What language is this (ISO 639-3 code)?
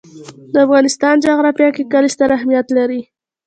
pus